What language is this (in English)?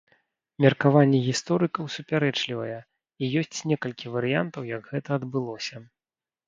Belarusian